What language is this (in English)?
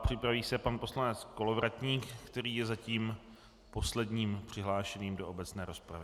Czech